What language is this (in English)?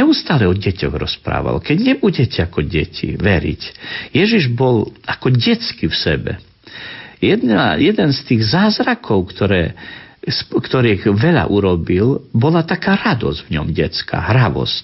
Slovak